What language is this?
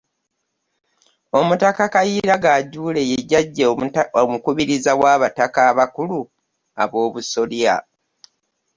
Ganda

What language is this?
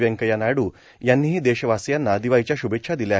Marathi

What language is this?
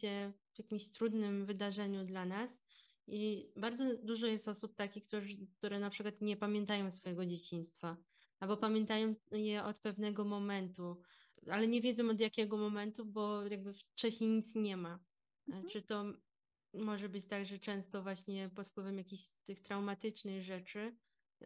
Polish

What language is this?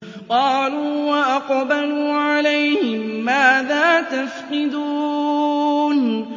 Arabic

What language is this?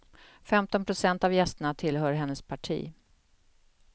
Swedish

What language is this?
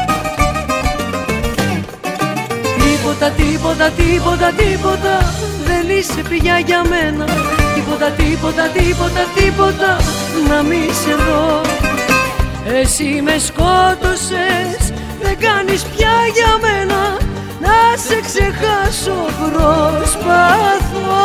Greek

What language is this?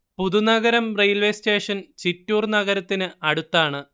Malayalam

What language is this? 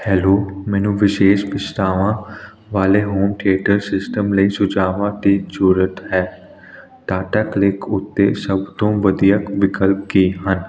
Punjabi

